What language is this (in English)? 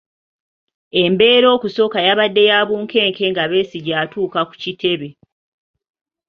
Ganda